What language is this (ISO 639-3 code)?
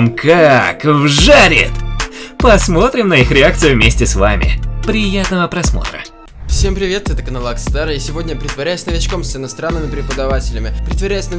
rus